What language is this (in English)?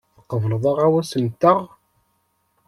Kabyle